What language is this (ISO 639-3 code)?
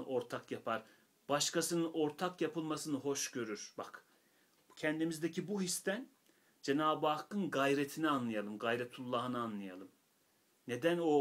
tur